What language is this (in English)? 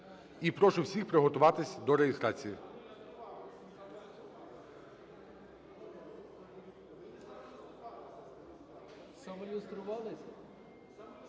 Ukrainian